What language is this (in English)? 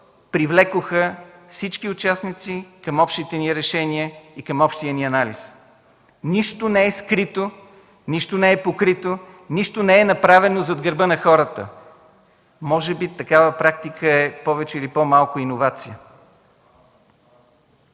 Bulgarian